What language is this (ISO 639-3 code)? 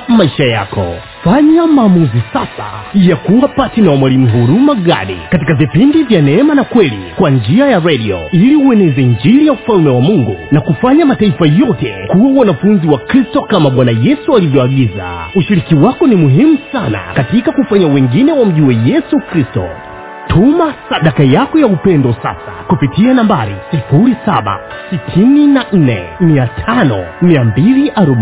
swa